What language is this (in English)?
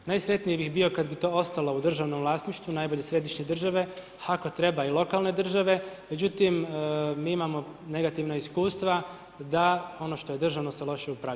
Croatian